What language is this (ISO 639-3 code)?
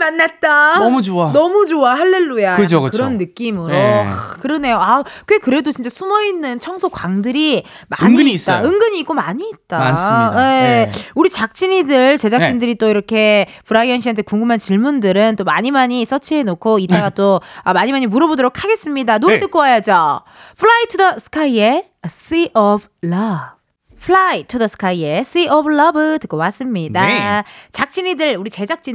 kor